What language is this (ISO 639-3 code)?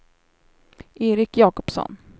swe